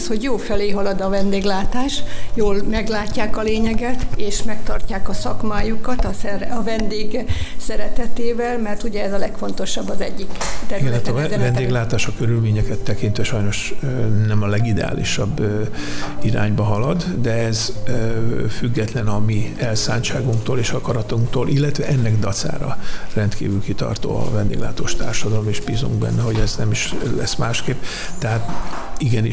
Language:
Hungarian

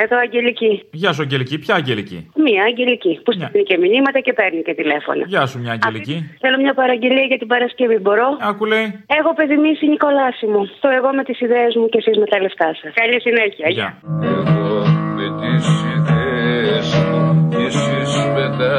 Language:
Greek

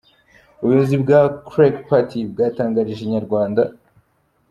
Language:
Kinyarwanda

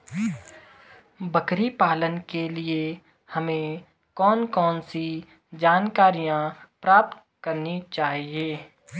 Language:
Hindi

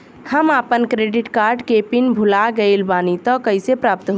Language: Bhojpuri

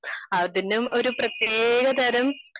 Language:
Malayalam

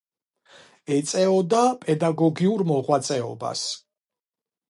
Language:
Georgian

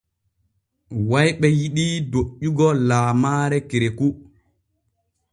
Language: Borgu Fulfulde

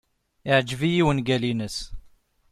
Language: Kabyle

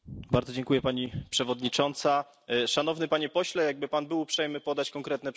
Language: Polish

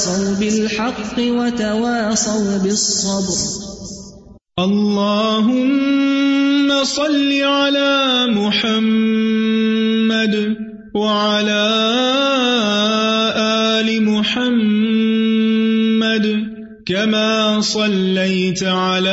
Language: Urdu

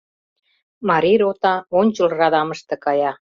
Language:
Mari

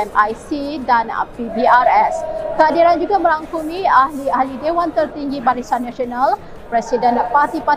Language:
Malay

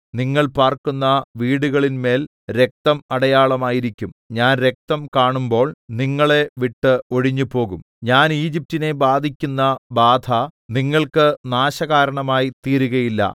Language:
Malayalam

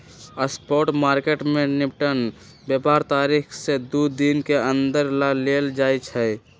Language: Magahi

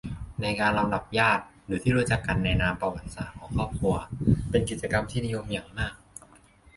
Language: Thai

